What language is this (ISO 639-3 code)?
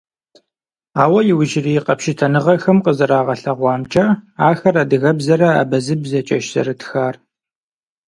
kbd